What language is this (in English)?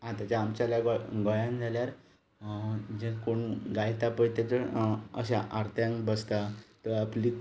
Konkani